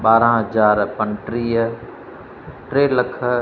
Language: Sindhi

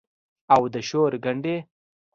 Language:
Pashto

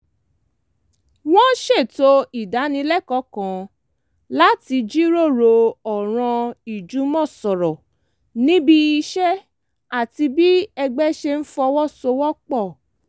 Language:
Yoruba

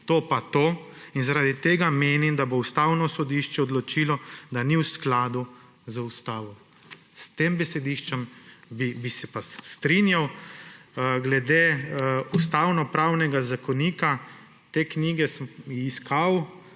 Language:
Slovenian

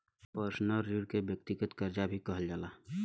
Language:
Bhojpuri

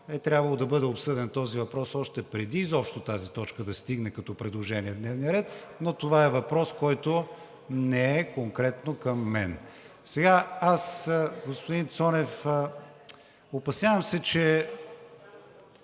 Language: Bulgarian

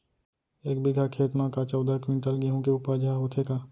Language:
Chhattisgarhi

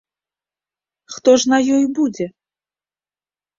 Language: Belarusian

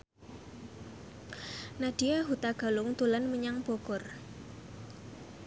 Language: Javanese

